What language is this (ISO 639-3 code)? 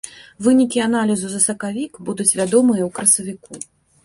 bel